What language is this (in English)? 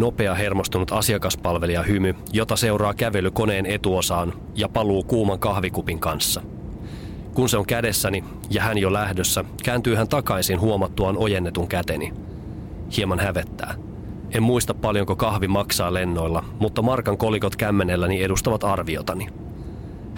Finnish